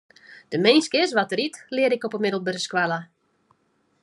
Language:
Western Frisian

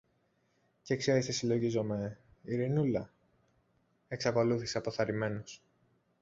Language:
Greek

